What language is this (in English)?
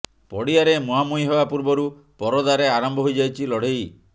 Odia